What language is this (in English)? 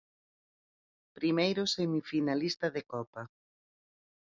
Galician